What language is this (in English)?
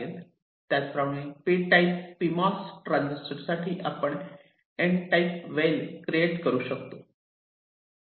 Marathi